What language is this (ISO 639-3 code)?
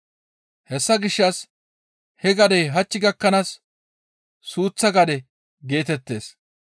gmv